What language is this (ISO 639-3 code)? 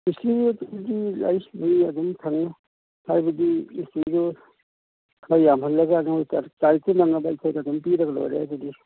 mni